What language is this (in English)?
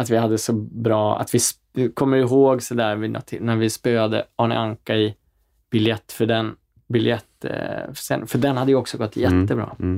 Swedish